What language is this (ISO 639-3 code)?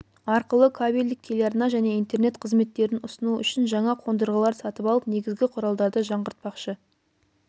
kaz